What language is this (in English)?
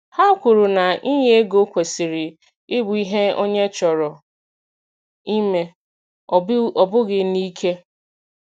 Igbo